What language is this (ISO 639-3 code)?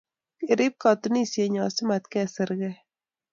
kln